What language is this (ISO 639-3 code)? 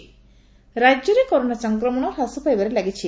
ori